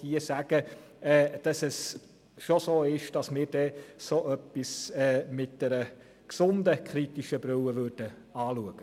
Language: Swiss German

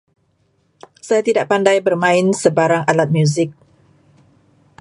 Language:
Malay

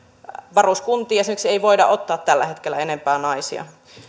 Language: Finnish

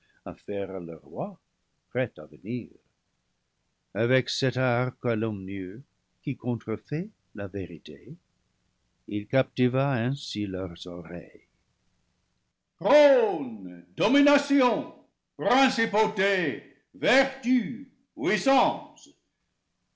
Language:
French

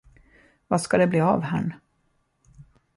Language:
Swedish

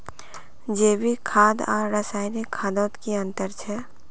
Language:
Magahi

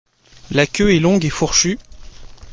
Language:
French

